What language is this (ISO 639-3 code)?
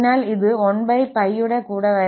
mal